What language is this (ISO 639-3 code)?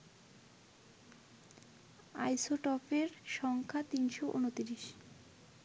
ben